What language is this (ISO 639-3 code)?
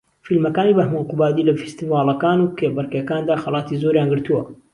ckb